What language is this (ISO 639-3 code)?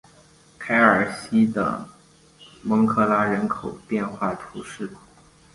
zho